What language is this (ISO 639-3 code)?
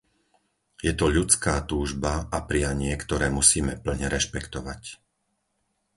slk